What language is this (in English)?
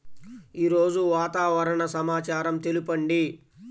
Telugu